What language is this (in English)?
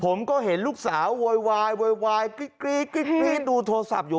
Thai